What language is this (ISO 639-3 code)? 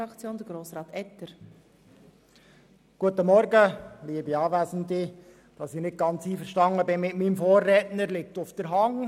gsw